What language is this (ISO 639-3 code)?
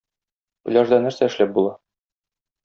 tat